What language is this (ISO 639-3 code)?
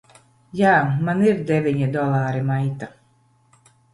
lav